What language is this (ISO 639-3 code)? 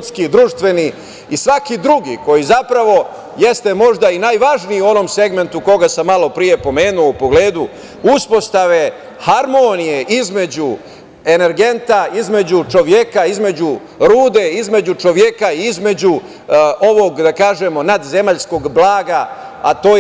srp